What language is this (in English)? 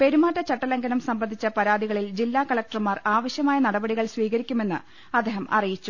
Malayalam